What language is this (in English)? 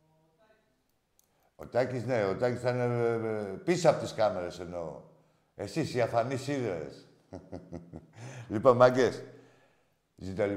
Greek